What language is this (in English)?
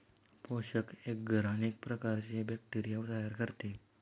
Marathi